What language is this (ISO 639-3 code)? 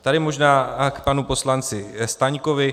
ces